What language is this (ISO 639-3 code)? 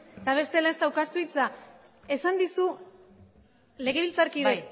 eus